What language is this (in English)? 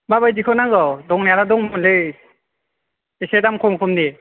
Bodo